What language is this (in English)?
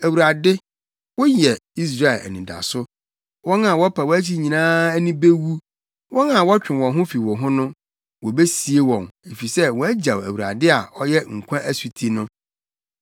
Akan